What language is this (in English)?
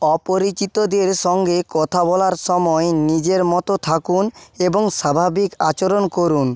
Bangla